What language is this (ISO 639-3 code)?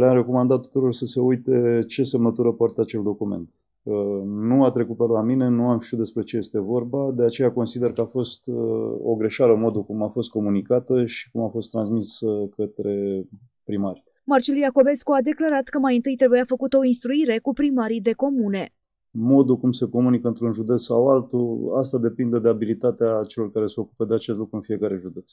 ron